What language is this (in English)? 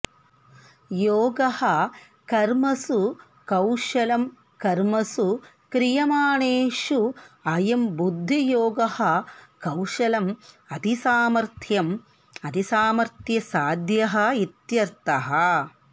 Sanskrit